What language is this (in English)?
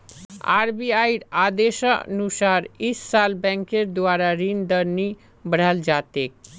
Magahi